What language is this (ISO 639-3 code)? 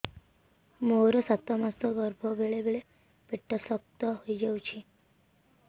ori